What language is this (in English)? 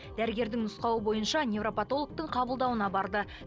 Kazakh